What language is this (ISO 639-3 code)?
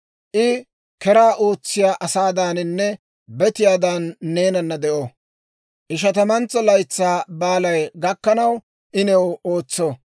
dwr